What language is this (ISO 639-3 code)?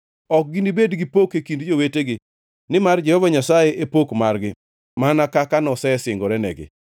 luo